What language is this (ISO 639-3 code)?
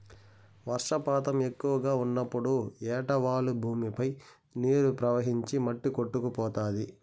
tel